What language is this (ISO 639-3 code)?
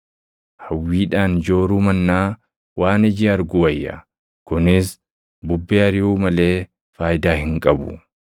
orm